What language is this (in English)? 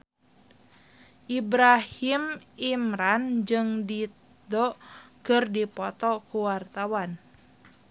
Sundanese